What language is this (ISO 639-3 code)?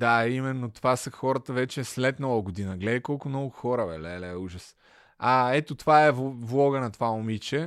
bul